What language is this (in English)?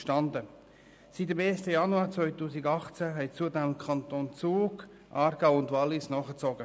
Swiss German